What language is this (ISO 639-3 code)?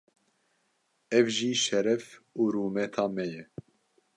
kur